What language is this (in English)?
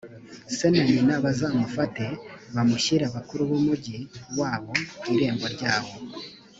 Kinyarwanda